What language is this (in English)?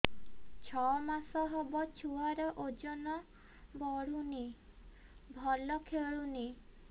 Odia